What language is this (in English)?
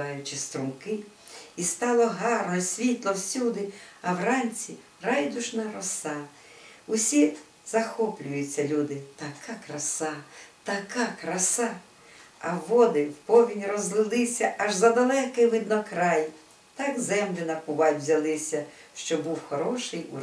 Ukrainian